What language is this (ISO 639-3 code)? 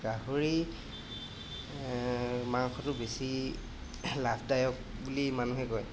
asm